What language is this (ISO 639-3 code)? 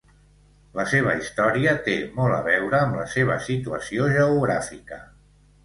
cat